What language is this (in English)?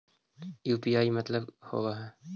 Magahi